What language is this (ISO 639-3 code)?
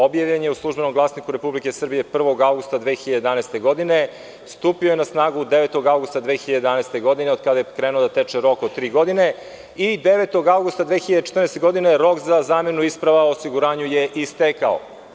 srp